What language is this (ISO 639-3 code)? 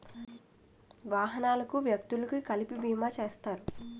tel